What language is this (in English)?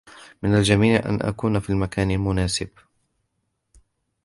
Arabic